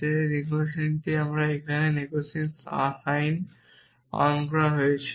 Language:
Bangla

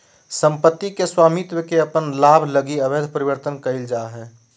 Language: Magahi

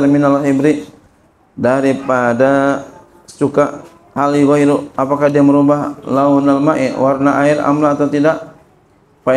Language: Indonesian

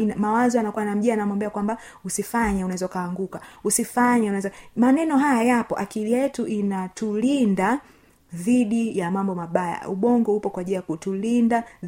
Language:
Swahili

